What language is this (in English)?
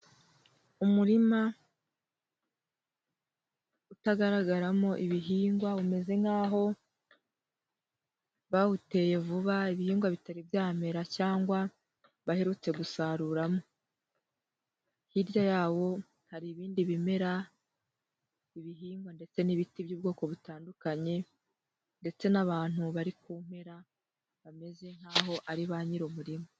Kinyarwanda